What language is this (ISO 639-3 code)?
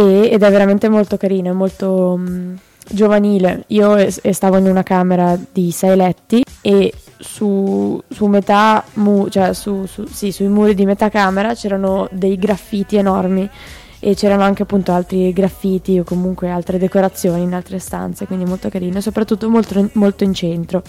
ita